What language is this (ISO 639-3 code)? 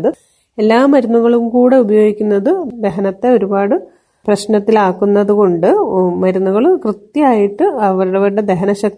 mal